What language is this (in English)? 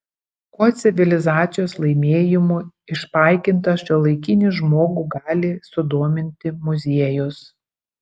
Lithuanian